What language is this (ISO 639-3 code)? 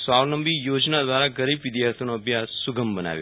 guj